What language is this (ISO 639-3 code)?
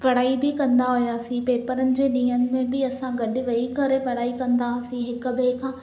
snd